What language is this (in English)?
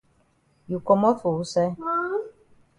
Cameroon Pidgin